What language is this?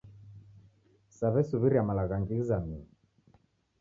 Taita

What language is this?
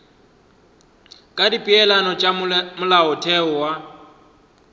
Northern Sotho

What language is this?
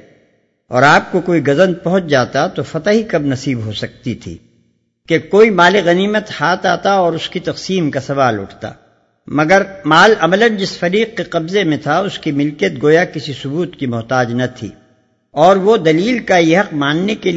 Urdu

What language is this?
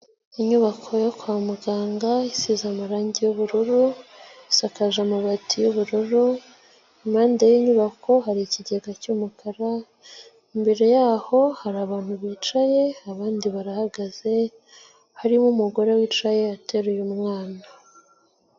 Kinyarwanda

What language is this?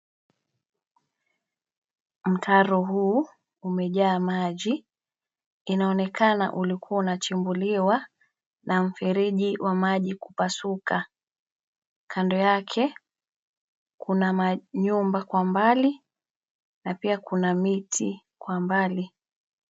Swahili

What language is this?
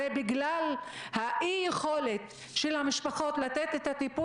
Hebrew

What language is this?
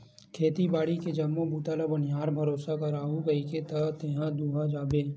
Chhattisgarhi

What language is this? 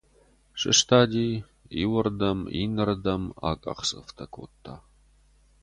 Ossetic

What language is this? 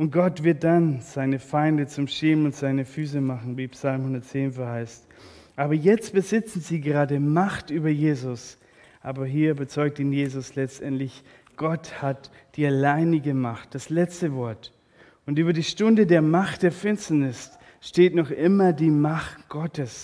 German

